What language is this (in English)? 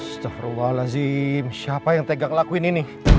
Indonesian